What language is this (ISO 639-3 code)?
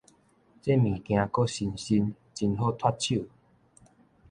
nan